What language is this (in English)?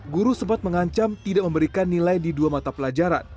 Indonesian